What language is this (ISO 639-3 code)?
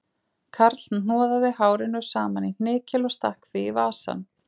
isl